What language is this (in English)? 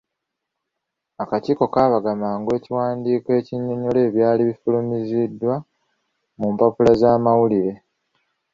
Ganda